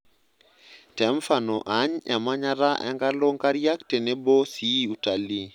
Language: Masai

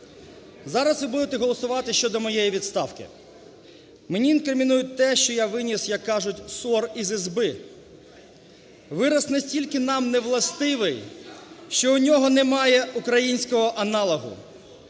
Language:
Ukrainian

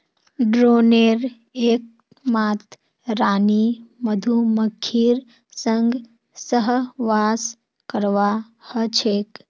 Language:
Magahi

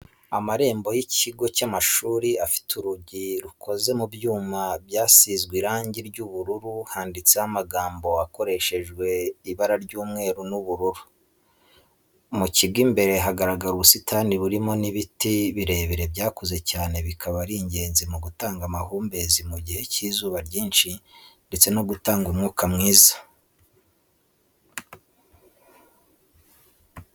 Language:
Kinyarwanda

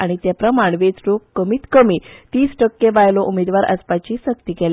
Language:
Konkani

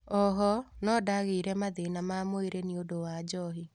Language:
Kikuyu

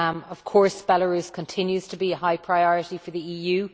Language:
English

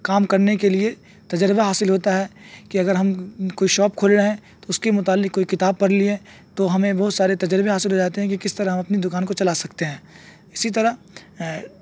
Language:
Urdu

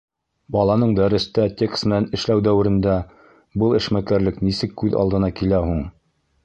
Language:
Bashkir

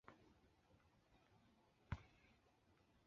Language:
Chinese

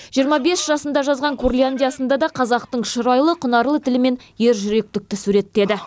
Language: Kazakh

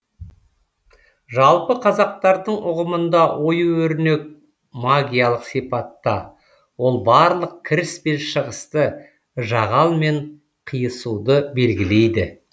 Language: Kazakh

